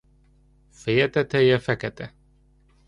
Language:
Hungarian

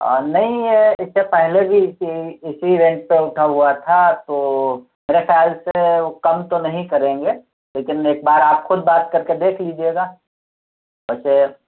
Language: Urdu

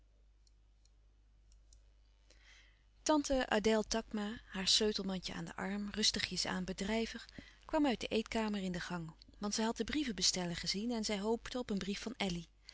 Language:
Dutch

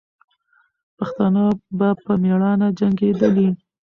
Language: Pashto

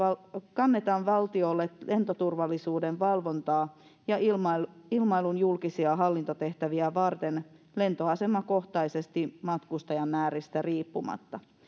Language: Finnish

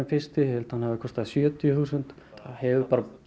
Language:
Icelandic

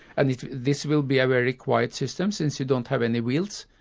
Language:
English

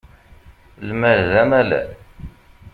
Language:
Kabyle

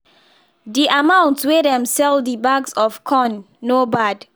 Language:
Nigerian Pidgin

